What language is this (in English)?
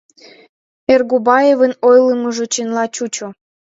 Mari